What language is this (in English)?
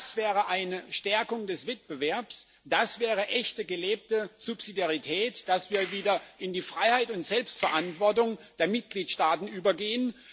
German